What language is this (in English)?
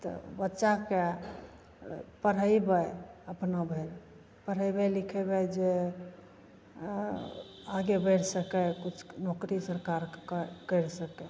Maithili